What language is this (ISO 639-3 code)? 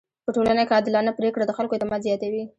pus